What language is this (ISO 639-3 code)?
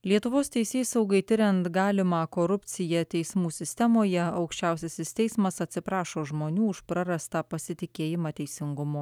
lit